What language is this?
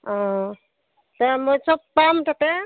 Assamese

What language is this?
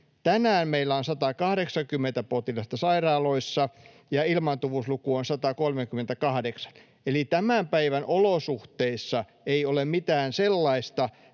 Finnish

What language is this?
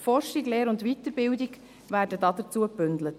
Swiss German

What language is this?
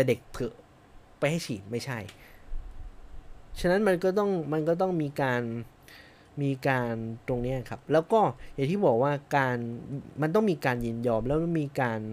Thai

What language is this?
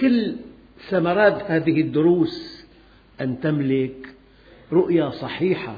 Arabic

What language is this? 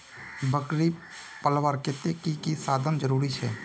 Magahi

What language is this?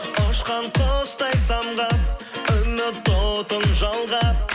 Kazakh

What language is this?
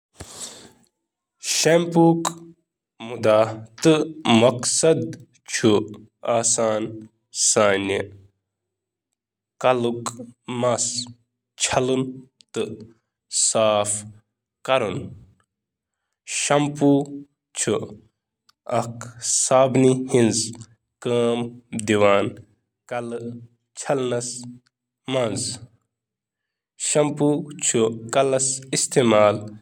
Kashmiri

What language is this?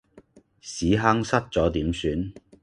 Cantonese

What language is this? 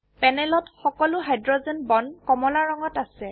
Assamese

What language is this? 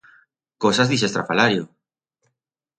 Aragonese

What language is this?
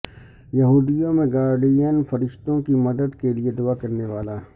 Urdu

